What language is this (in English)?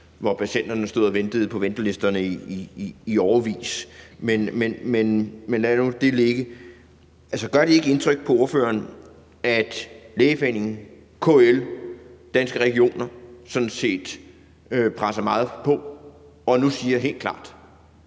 Danish